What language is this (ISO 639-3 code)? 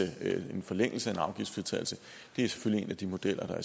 dan